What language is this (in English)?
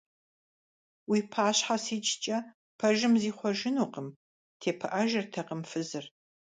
Kabardian